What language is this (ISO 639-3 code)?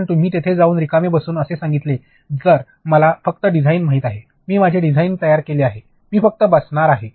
mar